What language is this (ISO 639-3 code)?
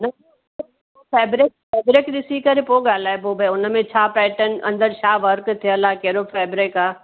snd